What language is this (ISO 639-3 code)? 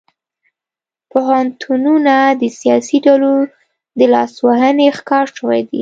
pus